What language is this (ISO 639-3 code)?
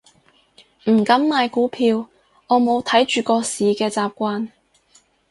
yue